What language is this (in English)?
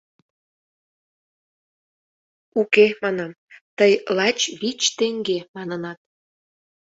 Mari